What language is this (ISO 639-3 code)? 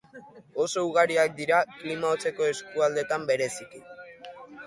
eus